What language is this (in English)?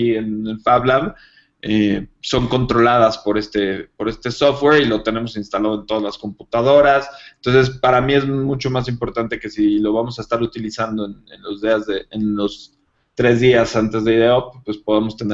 Spanish